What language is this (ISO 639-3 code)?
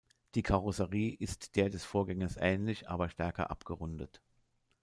deu